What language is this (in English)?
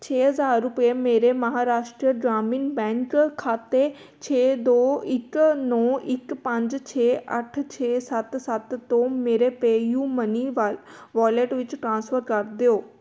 Punjabi